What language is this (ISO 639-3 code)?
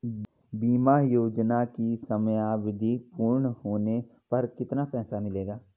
hin